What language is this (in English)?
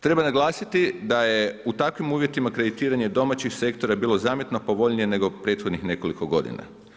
Croatian